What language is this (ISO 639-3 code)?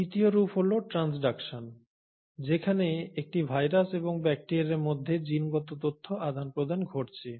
ben